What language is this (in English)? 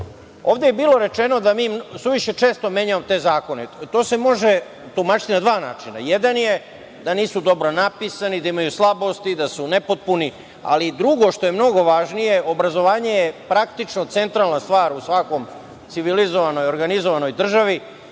Serbian